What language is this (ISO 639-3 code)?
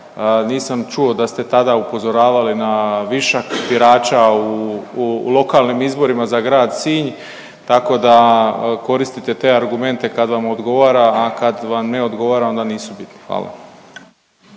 hrv